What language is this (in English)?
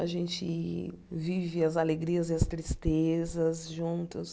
Portuguese